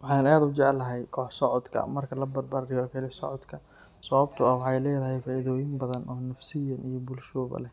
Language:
Somali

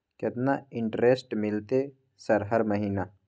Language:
Maithili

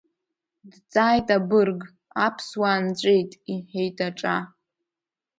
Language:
Abkhazian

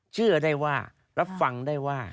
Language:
Thai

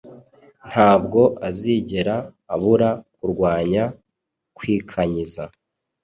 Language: Kinyarwanda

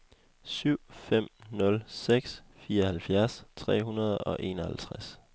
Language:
Danish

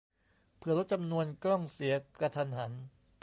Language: Thai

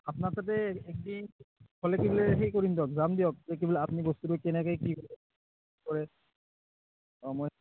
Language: Assamese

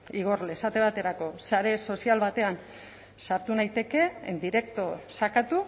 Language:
Basque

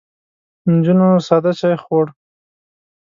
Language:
Pashto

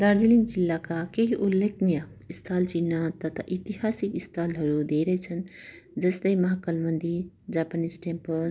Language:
Nepali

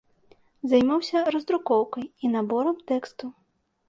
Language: Belarusian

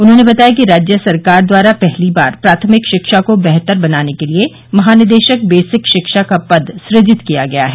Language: Hindi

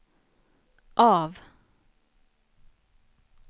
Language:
Swedish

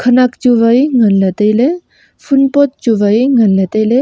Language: Wancho Naga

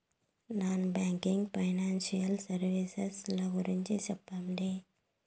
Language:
Telugu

